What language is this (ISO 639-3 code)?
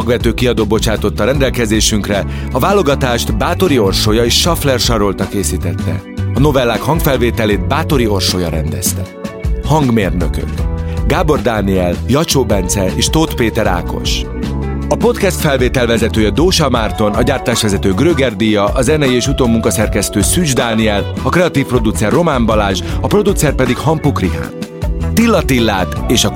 hun